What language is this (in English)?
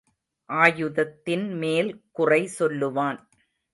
Tamil